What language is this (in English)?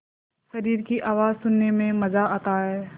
Hindi